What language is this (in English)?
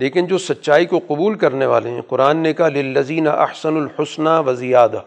Urdu